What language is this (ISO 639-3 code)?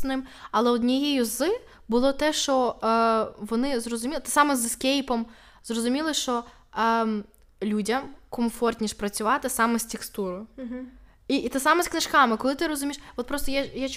ukr